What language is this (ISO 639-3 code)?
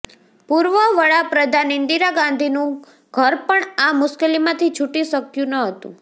guj